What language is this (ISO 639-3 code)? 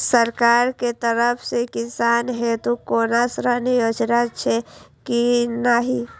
mai